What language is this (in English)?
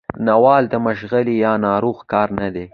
Pashto